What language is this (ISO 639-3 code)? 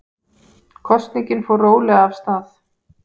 isl